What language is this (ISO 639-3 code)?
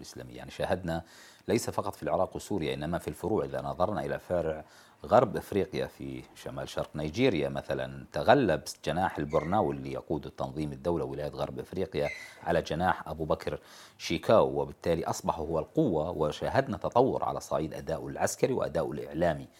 ara